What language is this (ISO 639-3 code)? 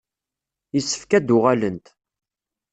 kab